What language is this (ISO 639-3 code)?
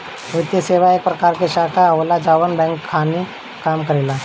bho